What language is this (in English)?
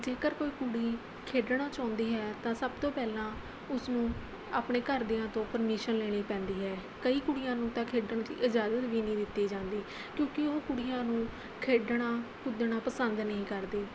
Punjabi